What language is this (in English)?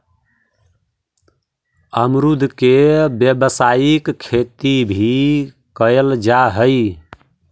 Magahi